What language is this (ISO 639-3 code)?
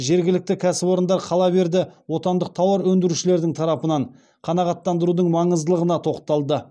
kaz